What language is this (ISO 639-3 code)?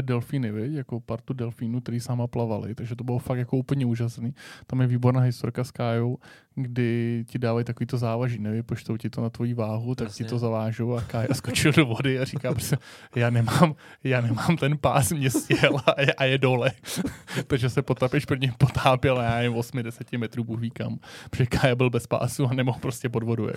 ces